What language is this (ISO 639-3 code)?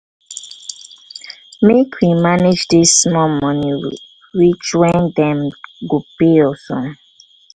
pcm